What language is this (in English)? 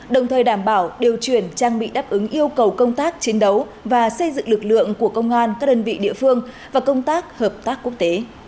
Vietnamese